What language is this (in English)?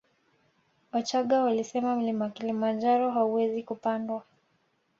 Swahili